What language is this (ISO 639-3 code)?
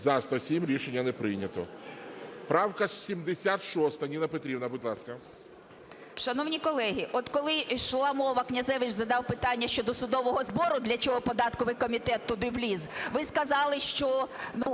ukr